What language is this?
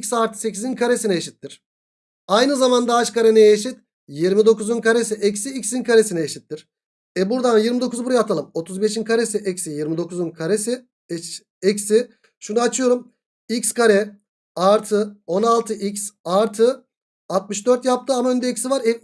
Turkish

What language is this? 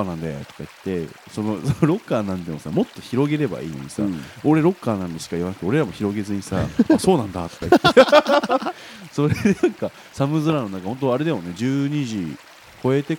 Japanese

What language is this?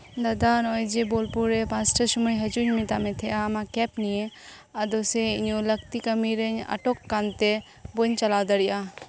Santali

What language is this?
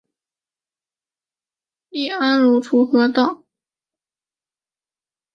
Chinese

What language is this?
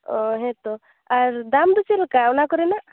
Santali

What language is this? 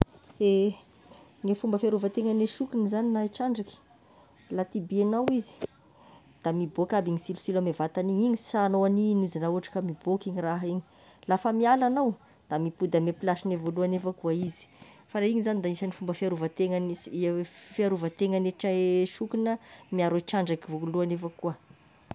Tesaka Malagasy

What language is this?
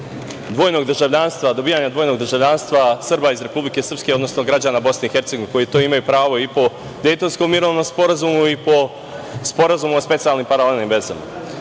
Serbian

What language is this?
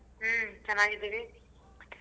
Kannada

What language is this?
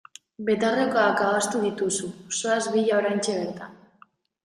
Basque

